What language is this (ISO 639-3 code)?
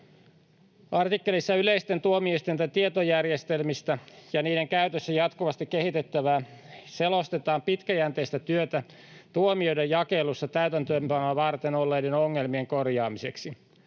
fin